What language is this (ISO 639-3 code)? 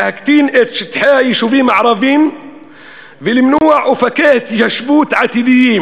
heb